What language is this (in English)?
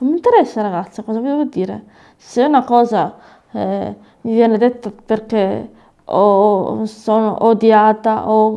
Italian